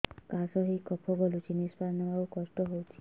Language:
Odia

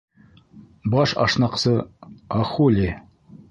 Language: Bashkir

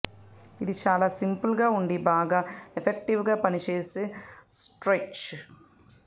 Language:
Telugu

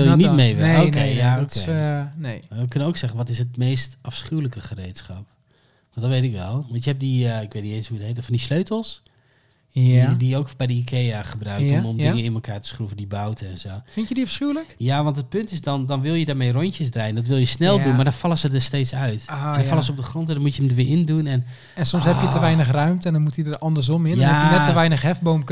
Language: Dutch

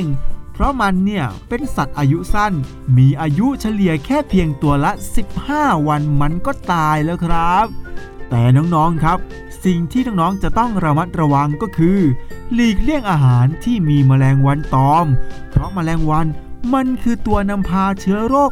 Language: Thai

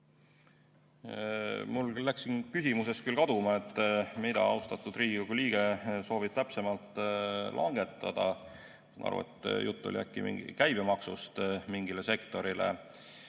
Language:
Estonian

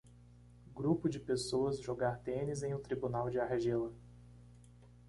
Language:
Portuguese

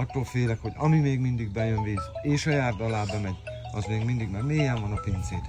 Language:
Hungarian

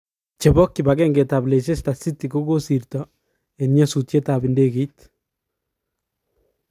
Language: Kalenjin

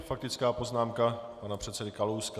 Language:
Czech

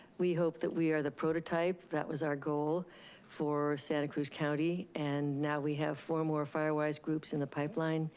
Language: English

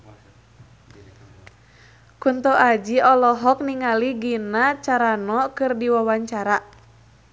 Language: Sundanese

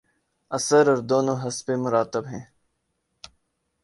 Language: Urdu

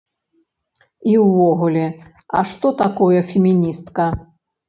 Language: Belarusian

